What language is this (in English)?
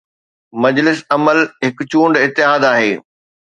Sindhi